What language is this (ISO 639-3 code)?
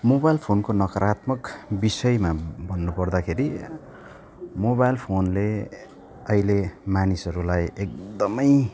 nep